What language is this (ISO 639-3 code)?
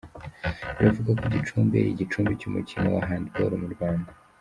kin